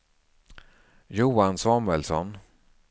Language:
Swedish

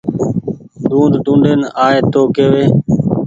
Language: Goaria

